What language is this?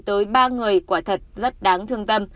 Vietnamese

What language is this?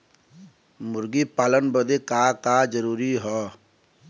Bhojpuri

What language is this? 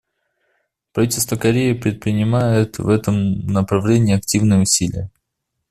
Russian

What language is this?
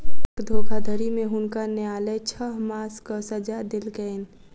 Maithili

